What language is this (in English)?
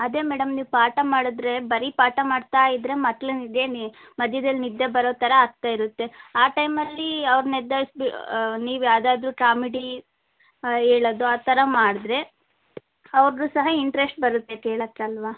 Kannada